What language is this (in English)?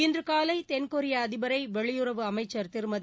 Tamil